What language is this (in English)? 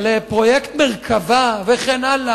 Hebrew